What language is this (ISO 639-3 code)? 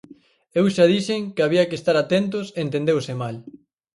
glg